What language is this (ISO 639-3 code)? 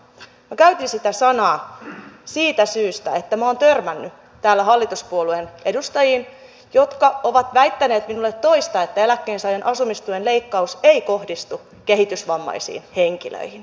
fin